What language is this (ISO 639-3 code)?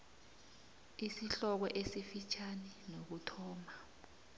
nbl